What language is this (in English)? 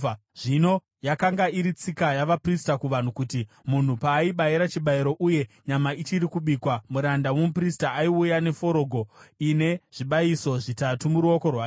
Shona